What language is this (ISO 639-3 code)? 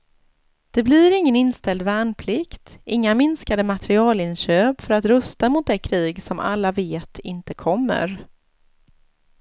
swe